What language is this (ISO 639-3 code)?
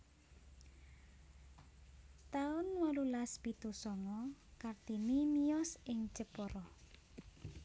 jav